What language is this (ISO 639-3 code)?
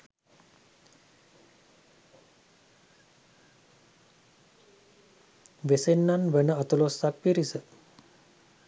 sin